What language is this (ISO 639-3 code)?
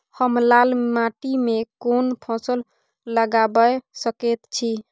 mai